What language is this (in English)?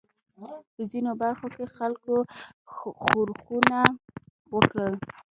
Pashto